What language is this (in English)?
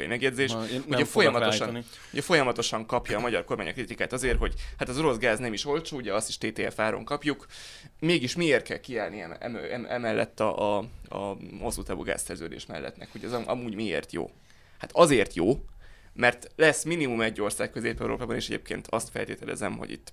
Hungarian